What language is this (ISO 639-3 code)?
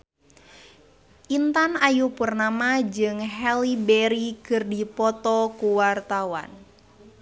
sun